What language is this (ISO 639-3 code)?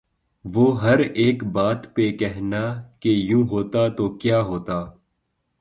urd